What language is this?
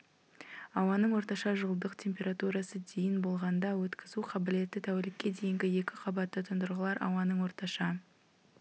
Kazakh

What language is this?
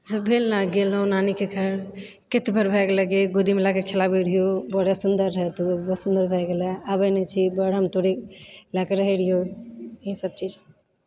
Maithili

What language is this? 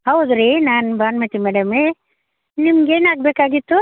Kannada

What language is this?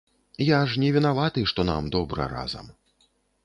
Belarusian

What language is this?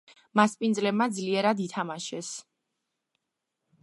Georgian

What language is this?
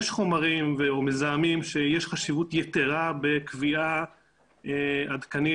Hebrew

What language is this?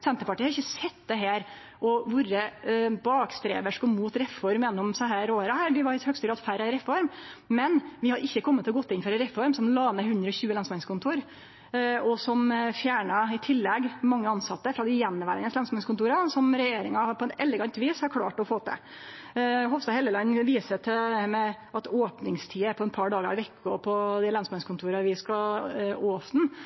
Norwegian Nynorsk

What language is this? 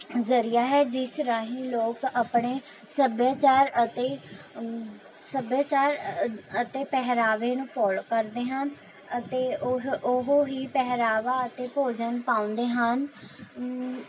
Punjabi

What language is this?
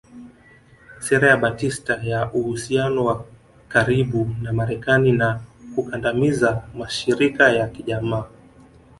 Swahili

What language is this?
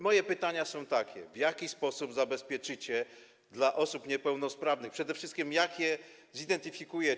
Polish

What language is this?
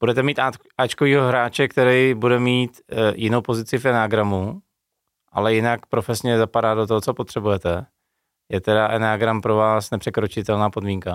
Czech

